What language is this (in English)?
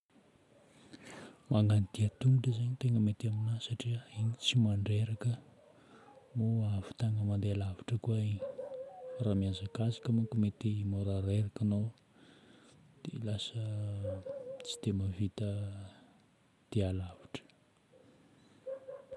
Northern Betsimisaraka Malagasy